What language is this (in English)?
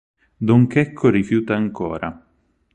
Italian